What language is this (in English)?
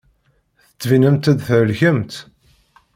Kabyle